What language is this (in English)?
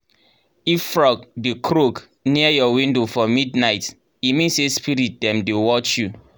Nigerian Pidgin